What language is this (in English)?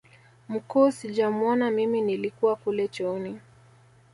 Swahili